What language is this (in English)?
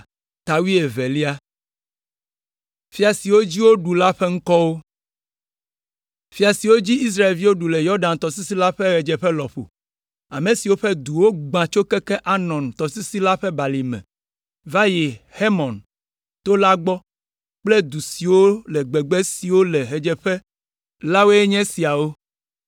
Ewe